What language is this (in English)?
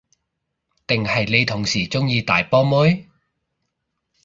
Cantonese